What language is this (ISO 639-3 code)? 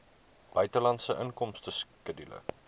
afr